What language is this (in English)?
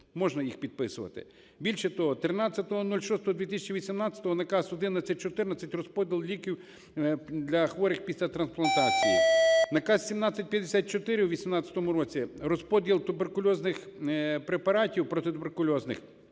Ukrainian